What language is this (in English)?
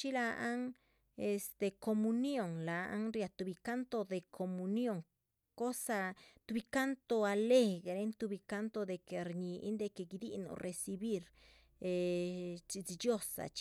Chichicapan Zapotec